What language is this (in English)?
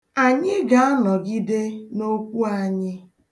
Igbo